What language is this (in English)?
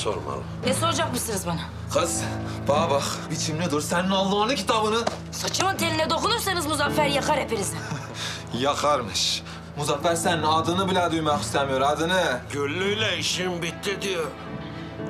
Turkish